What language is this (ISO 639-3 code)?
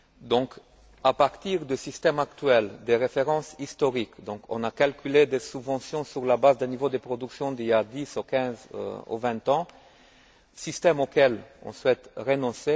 fra